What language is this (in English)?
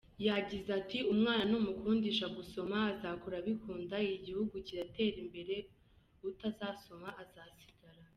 Kinyarwanda